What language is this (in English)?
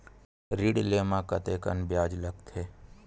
Chhattisgarhi